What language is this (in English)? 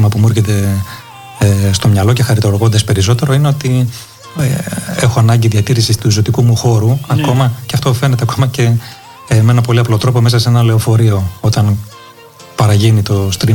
Greek